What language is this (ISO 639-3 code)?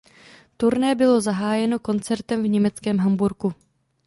ces